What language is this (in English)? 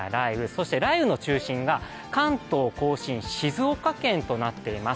Japanese